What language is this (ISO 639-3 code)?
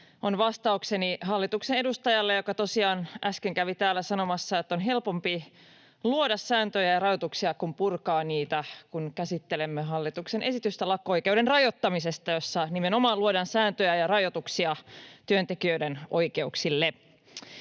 fin